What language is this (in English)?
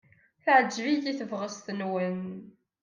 Kabyle